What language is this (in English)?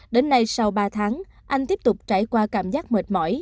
Vietnamese